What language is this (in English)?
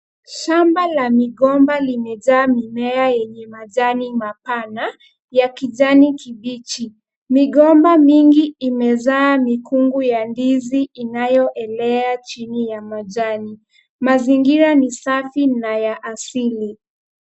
Swahili